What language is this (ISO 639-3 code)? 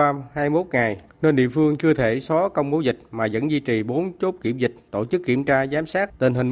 vie